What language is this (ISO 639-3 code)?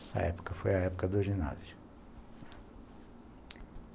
por